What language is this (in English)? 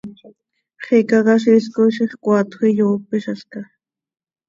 Seri